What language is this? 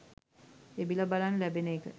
Sinhala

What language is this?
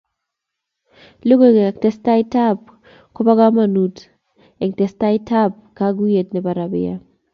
Kalenjin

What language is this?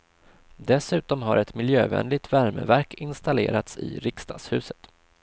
Swedish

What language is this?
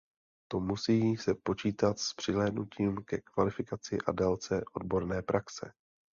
Czech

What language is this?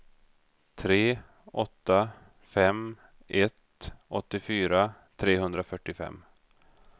Swedish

